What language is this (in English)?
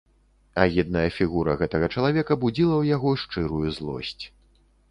Belarusian